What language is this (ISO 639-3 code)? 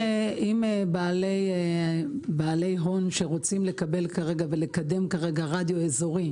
heb